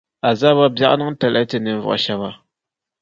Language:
Dagbani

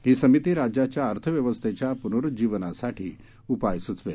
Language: Marathi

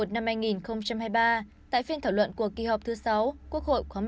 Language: Vietnamese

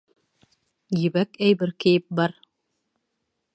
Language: Bashkir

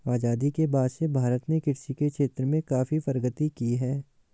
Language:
Hindi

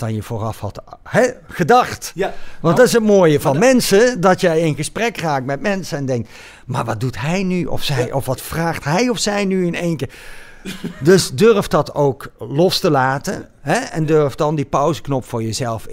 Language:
Dutch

